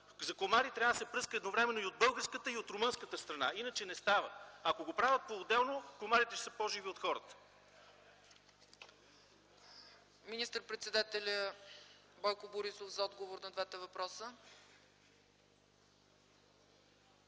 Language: Bulgarian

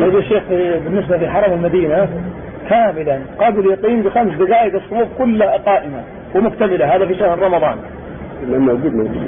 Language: Arabic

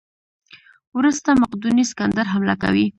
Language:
Pashto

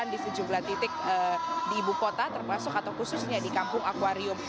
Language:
Indonesian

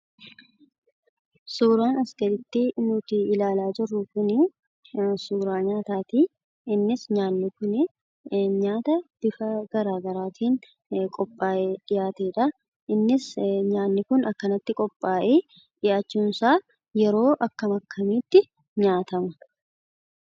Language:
Oromo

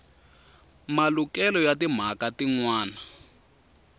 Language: Tsonga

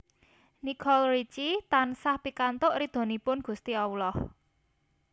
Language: Javanese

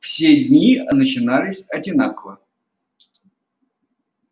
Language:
Russian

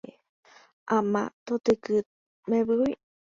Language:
Guarani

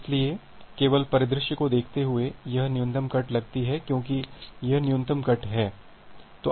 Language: Hindi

